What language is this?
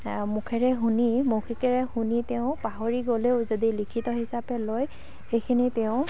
Assamese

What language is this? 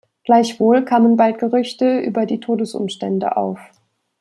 German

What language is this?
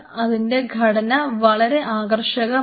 Malayalam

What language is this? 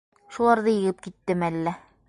Bashkir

